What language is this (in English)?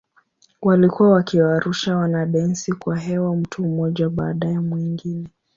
Swahili